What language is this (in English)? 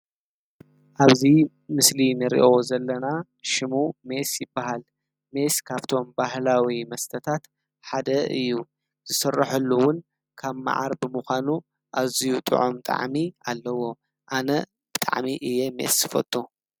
Tigrinya